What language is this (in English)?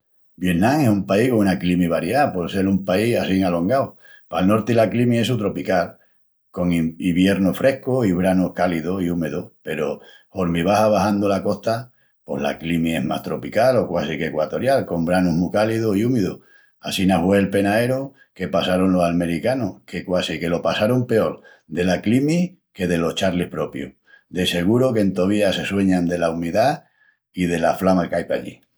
Extremaduran